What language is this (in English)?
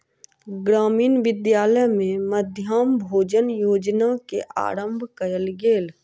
Maithili